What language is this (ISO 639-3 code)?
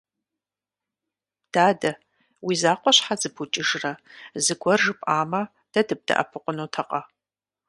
kbd